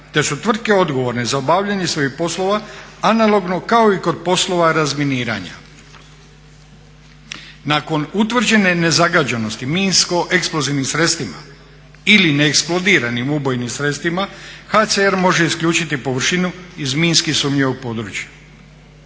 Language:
Croatian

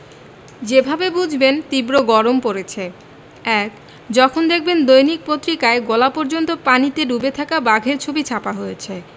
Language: Bangla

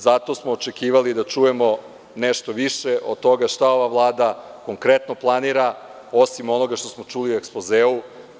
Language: Serbian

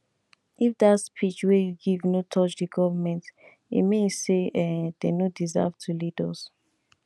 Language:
Nigerian Pidgin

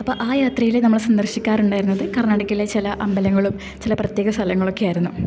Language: Malayalam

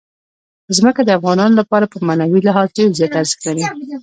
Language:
Pashto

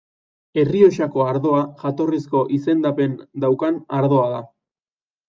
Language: Basque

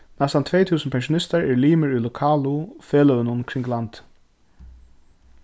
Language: Faroese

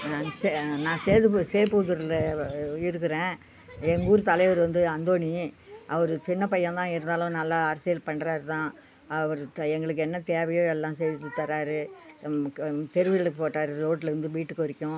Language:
Tamil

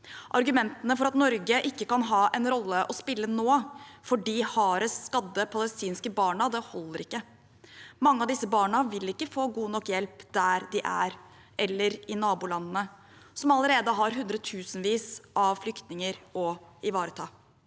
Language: Norwegian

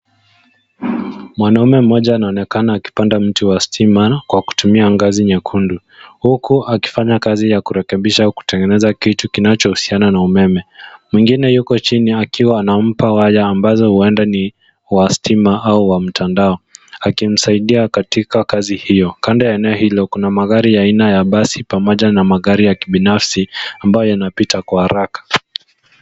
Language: Swahili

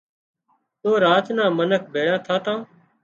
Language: Wadiyara Koli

